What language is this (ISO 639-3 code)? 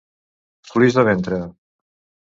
cat